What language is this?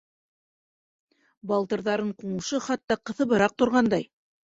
Bashkir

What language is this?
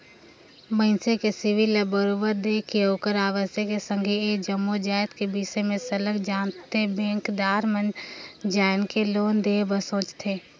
Chhattisgarhi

